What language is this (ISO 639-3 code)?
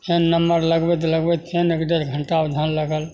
mai